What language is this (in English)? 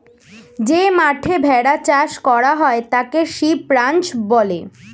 Bangla